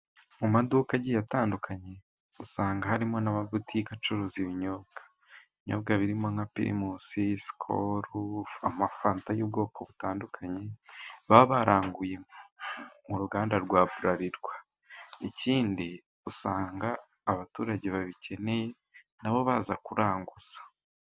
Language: Kinyarwanda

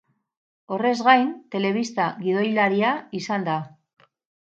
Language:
Basque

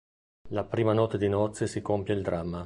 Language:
Italian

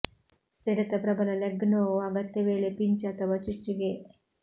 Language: Kannada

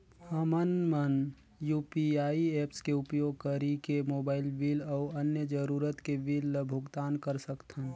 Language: Chhattisgarhi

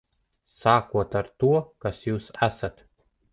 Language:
Latvian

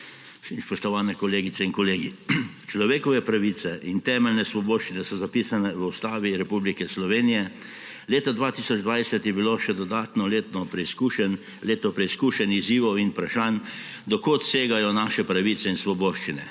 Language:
Slovenian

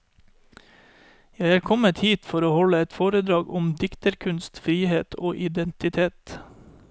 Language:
Norwegian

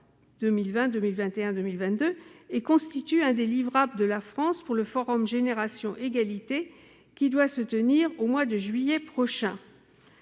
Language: French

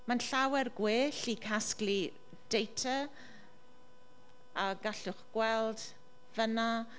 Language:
Welsh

